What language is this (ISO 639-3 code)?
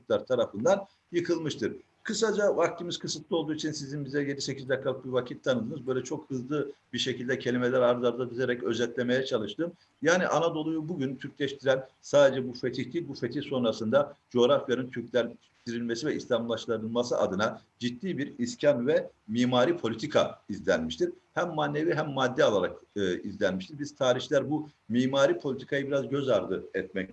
tur